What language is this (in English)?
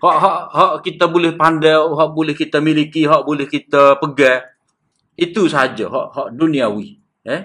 Malay